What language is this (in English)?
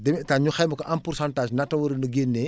Wolof